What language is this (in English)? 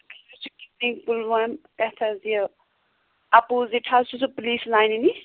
Kashmiri